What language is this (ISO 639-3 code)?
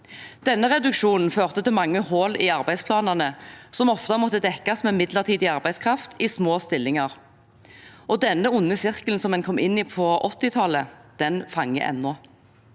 nor